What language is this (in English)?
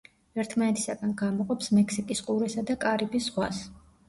Georgian